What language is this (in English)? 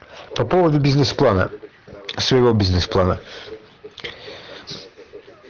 Russian